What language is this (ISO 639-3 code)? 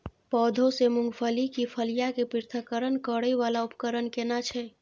mai